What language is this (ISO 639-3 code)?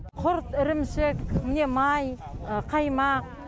kaz